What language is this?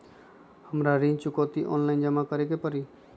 Magahi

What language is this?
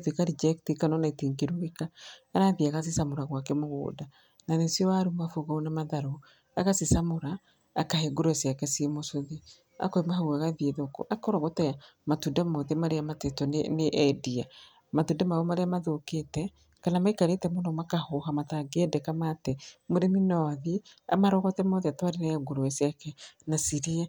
Kikuyu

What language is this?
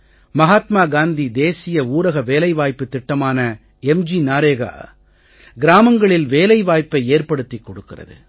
Tamil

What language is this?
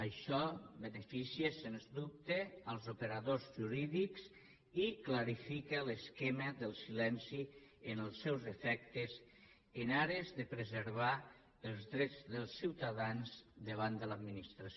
Catalan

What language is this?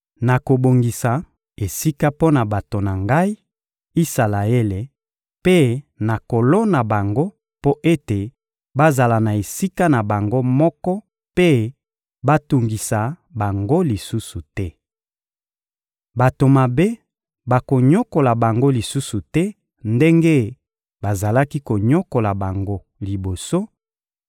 Lingala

